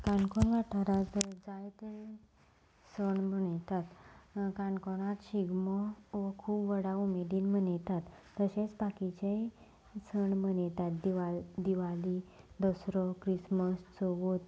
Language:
Konkani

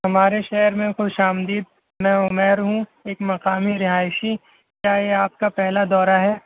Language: Urdu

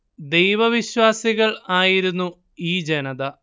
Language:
Malayalam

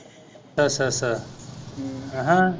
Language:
Punjabi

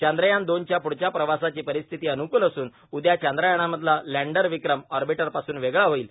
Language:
Marathi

